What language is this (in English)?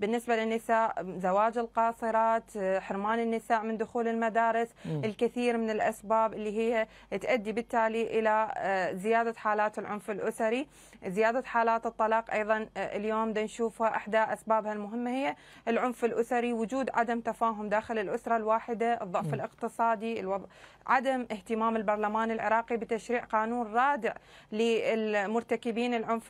Arabic